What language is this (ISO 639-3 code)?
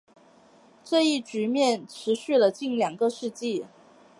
zho